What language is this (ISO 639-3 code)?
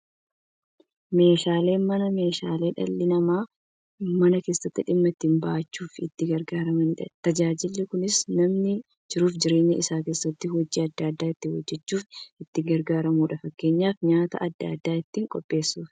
orm